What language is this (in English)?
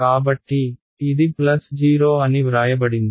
Telugu